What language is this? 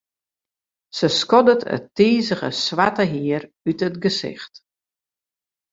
Western Frisian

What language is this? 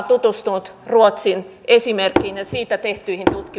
Finnish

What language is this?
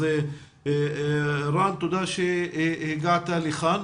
Hebrew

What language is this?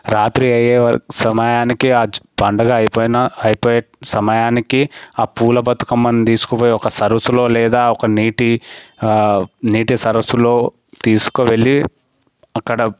Telugu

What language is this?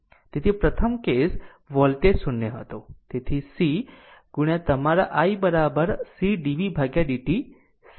Gujarati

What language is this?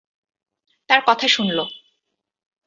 Bangla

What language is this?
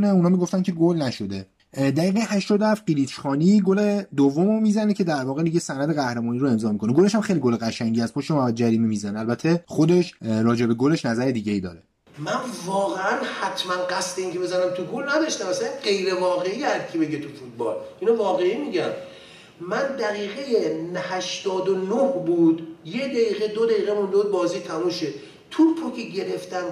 Persian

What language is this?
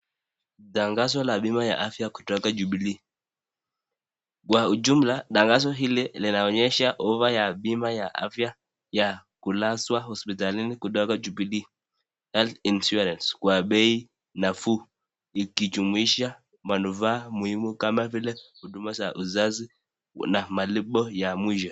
Swahili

